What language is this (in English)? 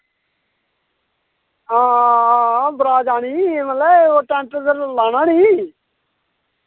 Dogri